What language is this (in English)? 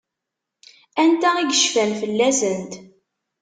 Kabyle